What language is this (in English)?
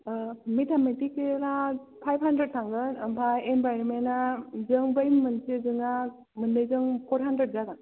Bodo